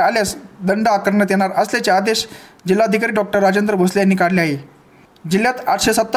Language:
Marathi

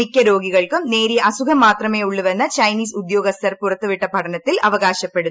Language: Malayalam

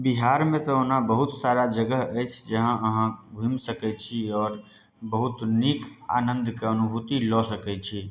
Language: Maithili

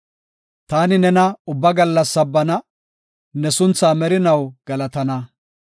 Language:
Gofa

